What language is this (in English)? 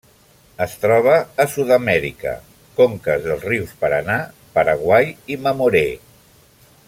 Catalan